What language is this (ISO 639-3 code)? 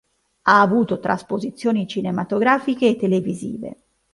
ita